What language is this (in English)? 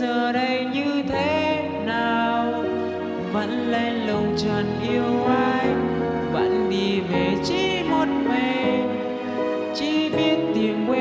Vietnamese